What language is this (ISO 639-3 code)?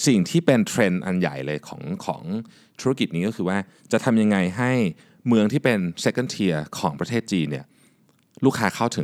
tha